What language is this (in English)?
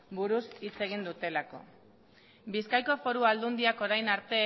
Basque